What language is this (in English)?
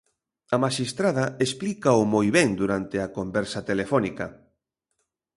Galician